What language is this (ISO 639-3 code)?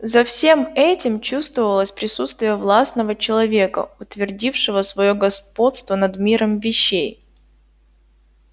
rus